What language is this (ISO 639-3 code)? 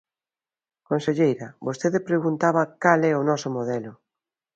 glg